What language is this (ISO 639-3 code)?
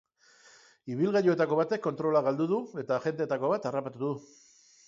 eus